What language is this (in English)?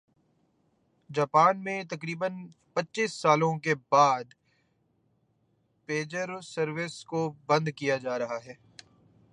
Urdu